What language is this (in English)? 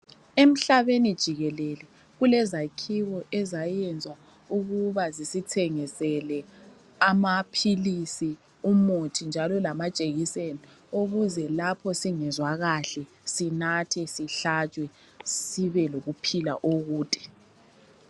North Ndebele